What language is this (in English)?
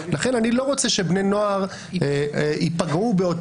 Hebrew